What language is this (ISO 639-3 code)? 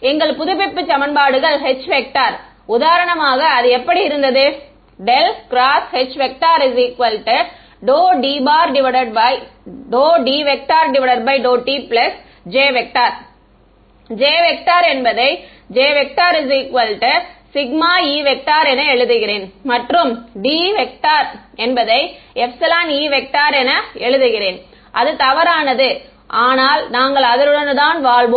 tam